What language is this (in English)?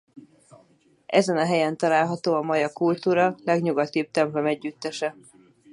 Hungarian